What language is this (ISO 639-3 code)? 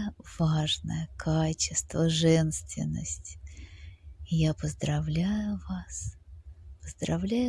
rus